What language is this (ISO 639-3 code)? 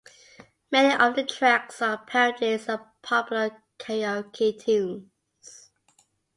eng